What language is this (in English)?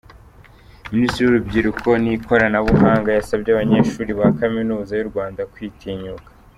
Kinyarwanda